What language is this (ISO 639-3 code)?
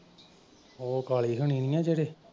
pan